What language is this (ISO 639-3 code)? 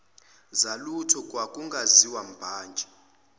zul